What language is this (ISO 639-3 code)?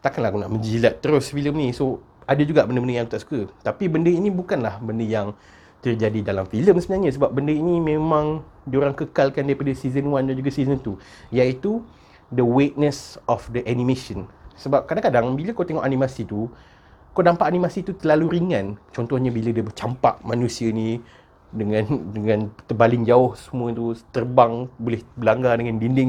msa